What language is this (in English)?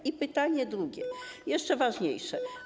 Polish